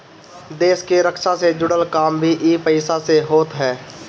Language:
Bhojpuri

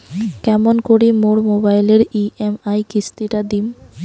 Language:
Bangla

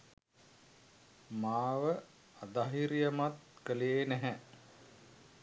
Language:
Sinhala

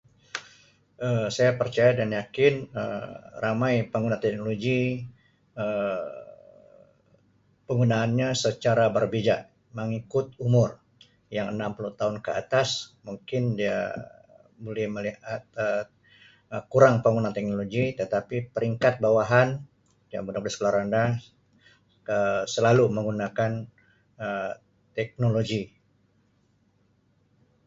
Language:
Sabah Malay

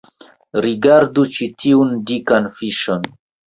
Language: Esperanto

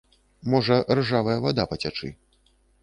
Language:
Belarusian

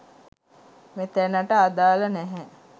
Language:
Sinhala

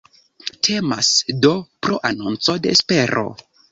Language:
Esperanto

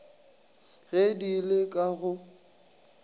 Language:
Northern Sotho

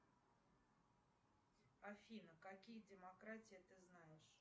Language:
Russian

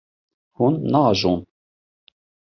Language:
Kurdish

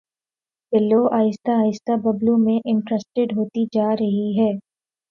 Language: Urdu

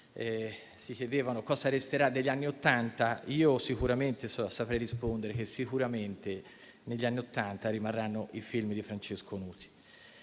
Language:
Italian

